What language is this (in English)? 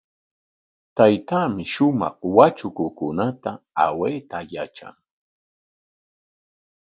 Corongo Ancash Quechua